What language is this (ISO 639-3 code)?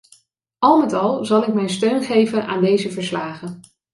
nld